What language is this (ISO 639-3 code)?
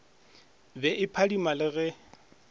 nso